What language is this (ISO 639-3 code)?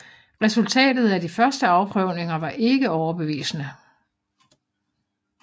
dan